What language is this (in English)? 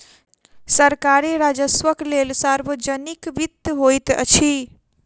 Maithili